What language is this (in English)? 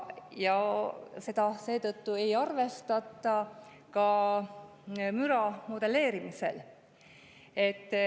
Estonian